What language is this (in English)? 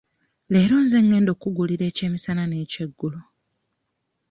Ganda